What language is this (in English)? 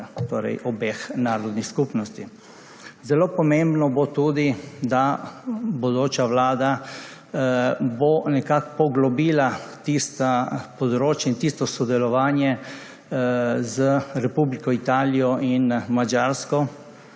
Slovenian